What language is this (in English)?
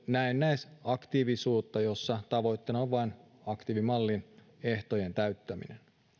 Finnish